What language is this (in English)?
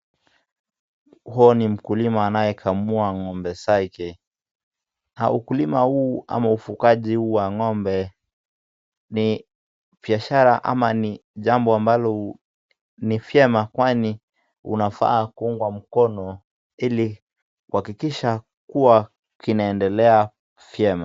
Swahili